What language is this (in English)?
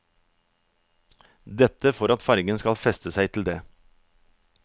Norwegian